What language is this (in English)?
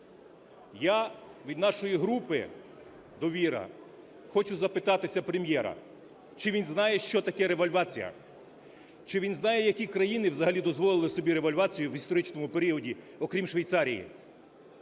Ukrainian